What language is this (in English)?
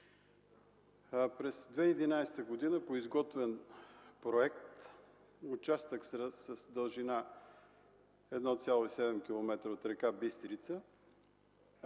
Bulgarian